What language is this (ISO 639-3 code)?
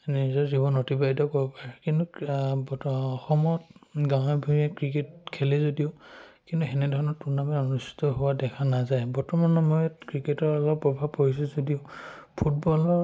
asm